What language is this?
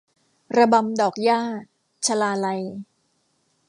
Thai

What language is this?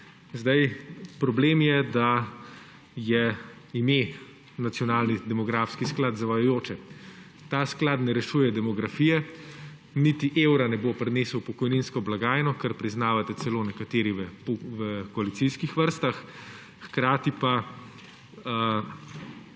Slovenian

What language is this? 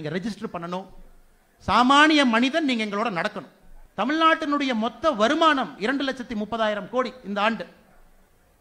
Thai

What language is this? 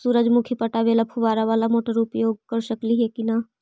Magahi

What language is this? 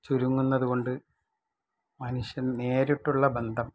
Malayalam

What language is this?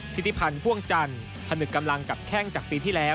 Thai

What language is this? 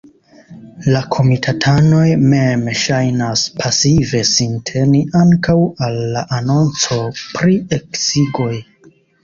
Esperanto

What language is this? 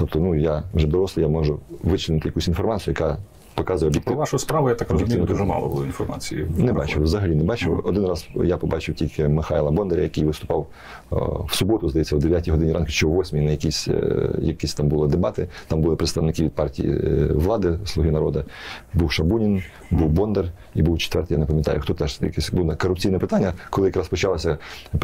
Ukrainian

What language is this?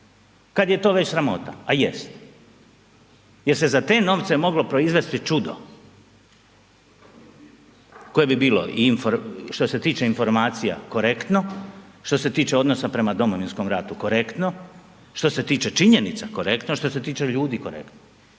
Croatian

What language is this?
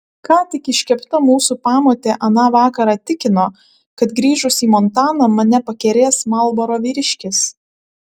Lithuanian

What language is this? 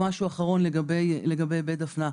Hebrew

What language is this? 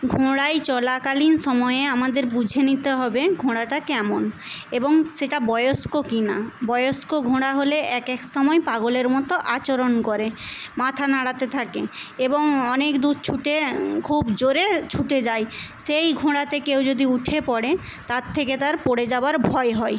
Bangla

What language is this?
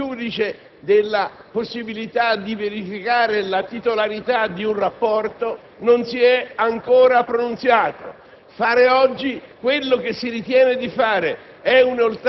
Italian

